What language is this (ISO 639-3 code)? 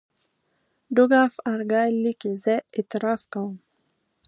pus